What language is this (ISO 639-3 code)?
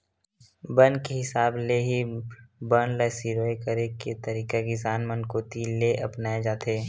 hne